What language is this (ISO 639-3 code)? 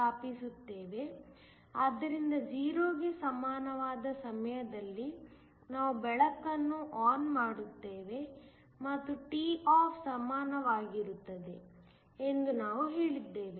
kan